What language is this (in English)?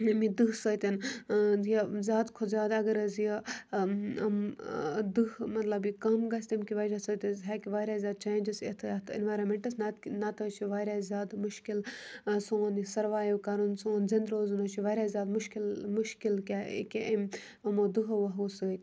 Kashmiri